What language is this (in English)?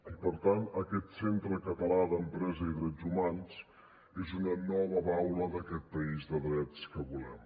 Catalan